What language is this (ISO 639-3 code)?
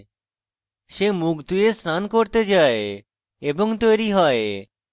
ben